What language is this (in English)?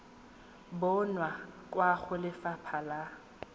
Tswana